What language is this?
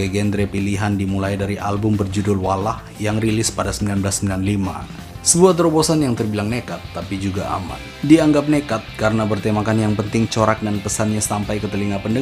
Indonesian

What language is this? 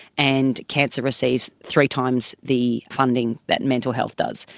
English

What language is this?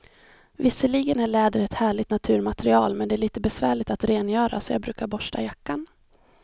Swedish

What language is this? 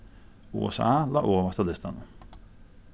Faroese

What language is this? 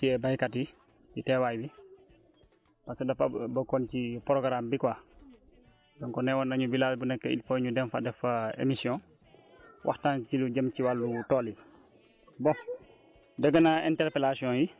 Wolof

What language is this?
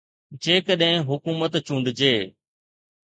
Sindhi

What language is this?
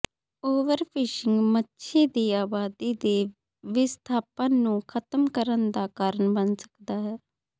Punjabi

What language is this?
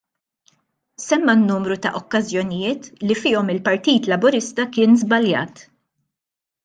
Maltese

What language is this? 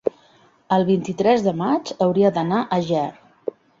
Catalan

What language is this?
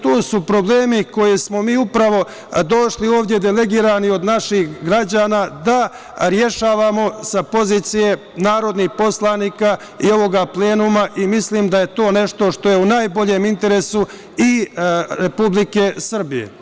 Serbian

